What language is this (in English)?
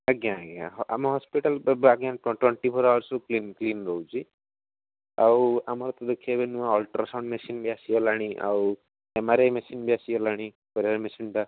Odia